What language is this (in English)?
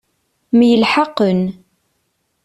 Kabyle